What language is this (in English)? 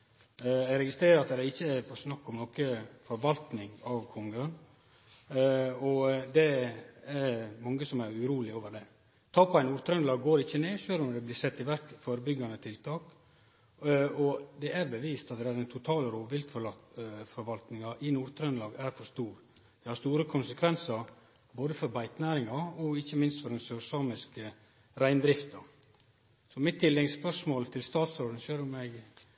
Norwegian Nynorsk